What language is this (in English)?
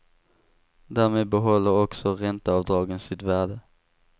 Swedish